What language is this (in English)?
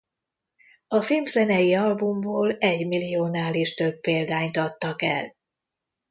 Hungarian